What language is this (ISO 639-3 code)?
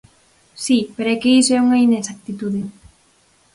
glg